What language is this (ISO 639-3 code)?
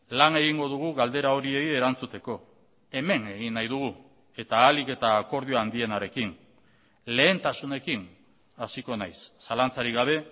eus